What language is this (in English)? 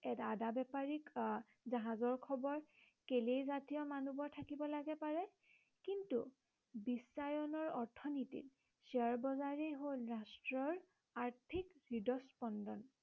Assamese